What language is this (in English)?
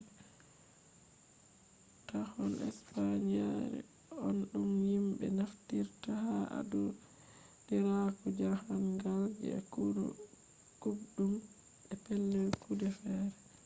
Fula